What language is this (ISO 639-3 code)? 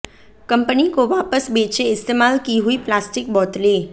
hin